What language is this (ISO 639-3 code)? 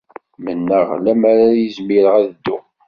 kab